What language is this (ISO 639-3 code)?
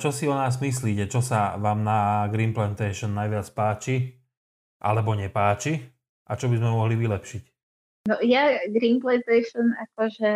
slk